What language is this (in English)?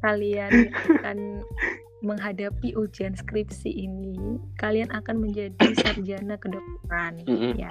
Indonesian